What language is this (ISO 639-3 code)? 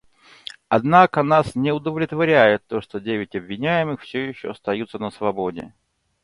rus